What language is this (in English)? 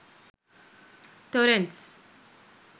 Sinhala